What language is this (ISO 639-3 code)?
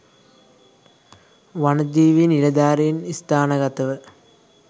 sin